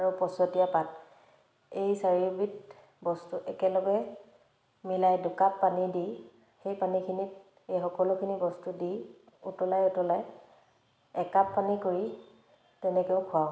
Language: Assamese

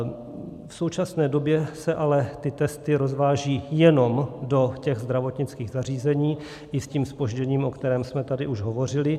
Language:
Czech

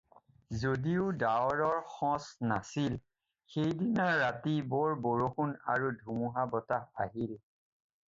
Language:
Assamese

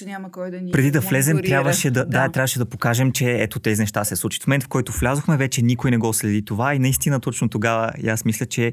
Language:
Bulgarian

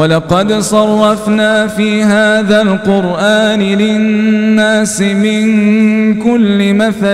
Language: Arabic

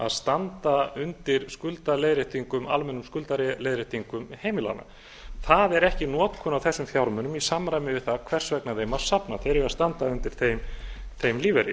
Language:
Icelandic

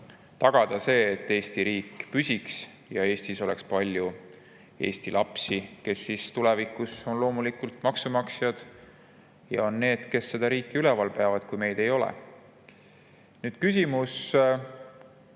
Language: Estonian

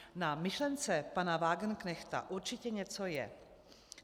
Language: Czech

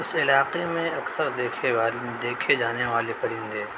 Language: Urdu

